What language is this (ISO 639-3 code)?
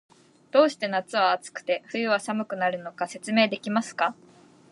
jpn